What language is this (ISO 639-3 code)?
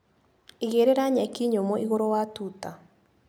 kik